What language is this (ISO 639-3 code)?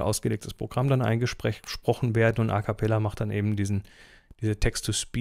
deu